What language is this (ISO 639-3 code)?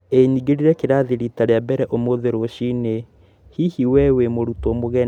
kik